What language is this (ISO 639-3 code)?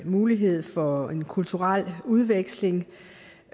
dan